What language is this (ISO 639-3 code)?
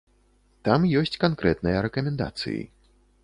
bel